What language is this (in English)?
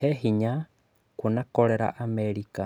Kikuyu